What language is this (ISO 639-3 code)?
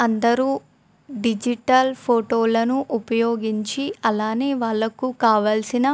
tel